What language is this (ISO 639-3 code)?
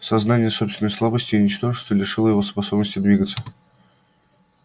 rus